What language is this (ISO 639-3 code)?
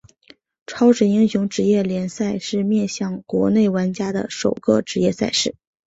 zho